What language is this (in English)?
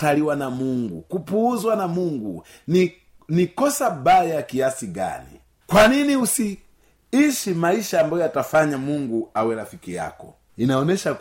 Swahili